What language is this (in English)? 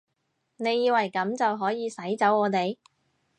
Cantonese